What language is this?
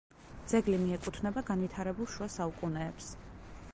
Georgian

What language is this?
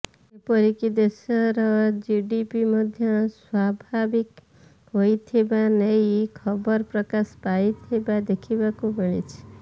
Odia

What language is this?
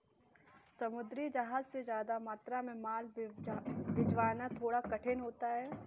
Hindi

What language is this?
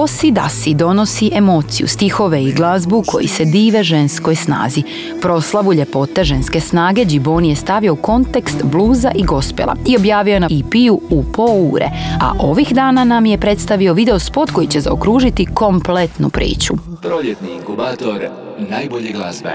Croatian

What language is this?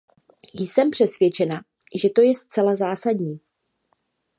Czech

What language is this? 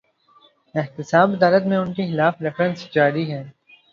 Urdu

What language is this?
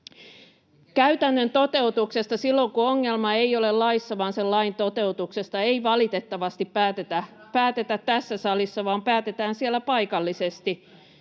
Finnish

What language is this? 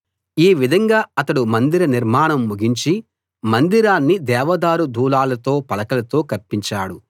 Telugu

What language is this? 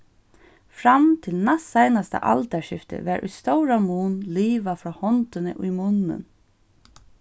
Faroese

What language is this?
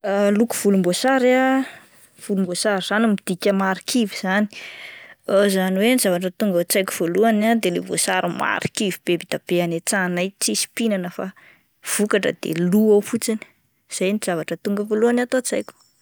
Malagasy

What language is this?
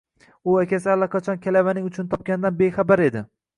Uzbek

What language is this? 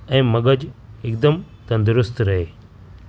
Sindhi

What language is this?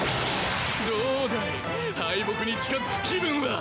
Japanese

